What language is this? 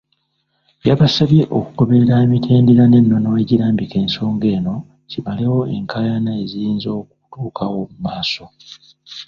Ganda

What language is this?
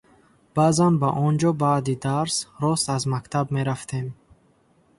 Tajik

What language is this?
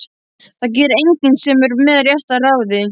Icelandic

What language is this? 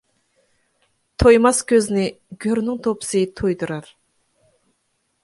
Uyghur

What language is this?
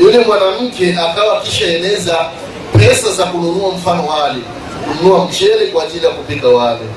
Swahili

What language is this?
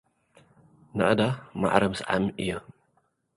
Tigrinya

